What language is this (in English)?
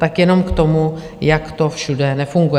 Czech